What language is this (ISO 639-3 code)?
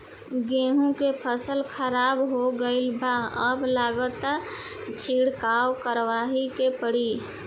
bho